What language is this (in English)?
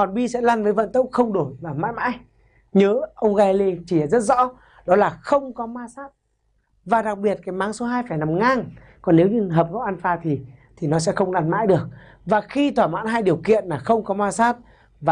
Vietnamese